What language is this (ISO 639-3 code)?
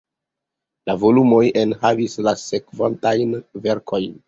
epo